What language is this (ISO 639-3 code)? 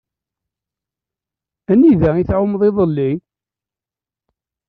kab